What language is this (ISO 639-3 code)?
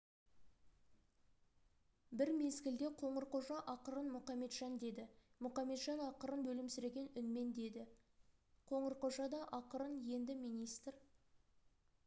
kaz